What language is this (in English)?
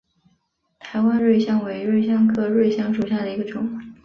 Chinese